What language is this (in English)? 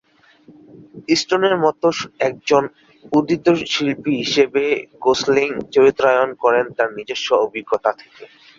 Bangla